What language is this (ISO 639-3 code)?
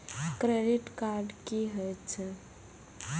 mai